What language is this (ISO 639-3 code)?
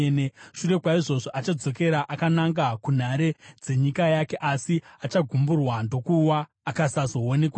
sna